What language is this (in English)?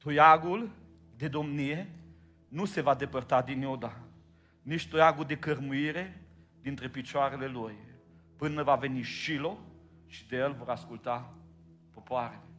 Romanian